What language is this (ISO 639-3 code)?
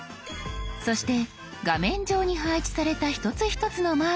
jpn